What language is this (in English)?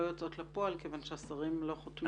Hebrew